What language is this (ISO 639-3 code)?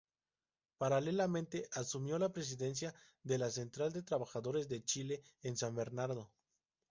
spa